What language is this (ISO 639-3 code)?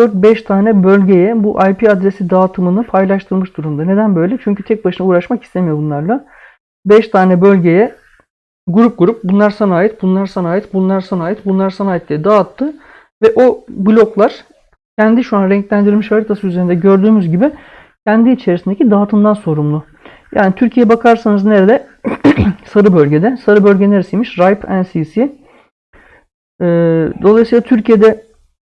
tur